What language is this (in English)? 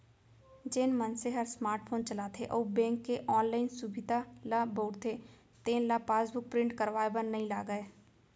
Chhattisgarhi